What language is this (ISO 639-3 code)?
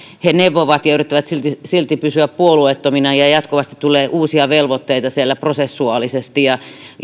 fin